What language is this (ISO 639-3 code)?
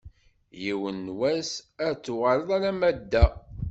kab